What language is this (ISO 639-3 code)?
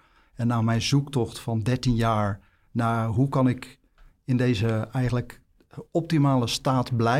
nld